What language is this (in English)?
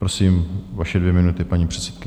Czech